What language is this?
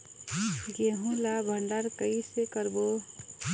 Chhattisgarhi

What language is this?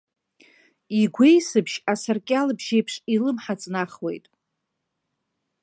Abkhazian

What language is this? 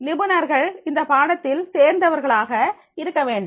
Tamil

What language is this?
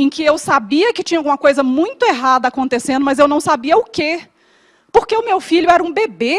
Portuguese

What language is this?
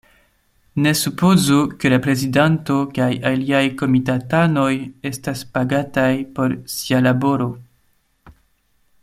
Esperanto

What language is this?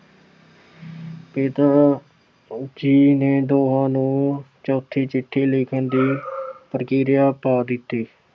Punjabi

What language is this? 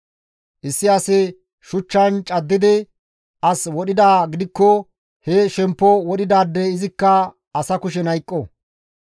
Gamo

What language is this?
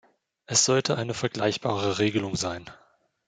German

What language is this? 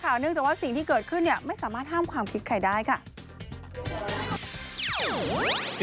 Thai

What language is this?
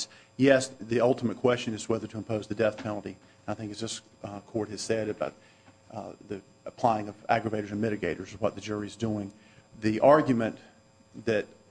English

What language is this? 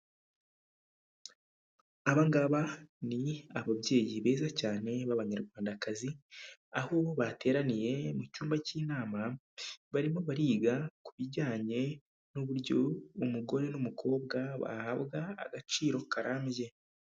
Kinyarwanda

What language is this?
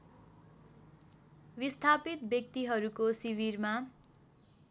Nepali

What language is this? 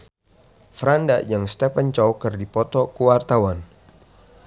Sundanese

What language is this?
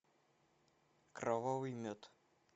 Russian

